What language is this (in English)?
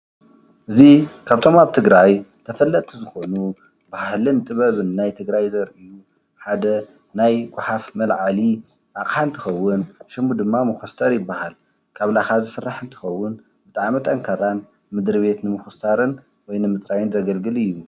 Tigrinya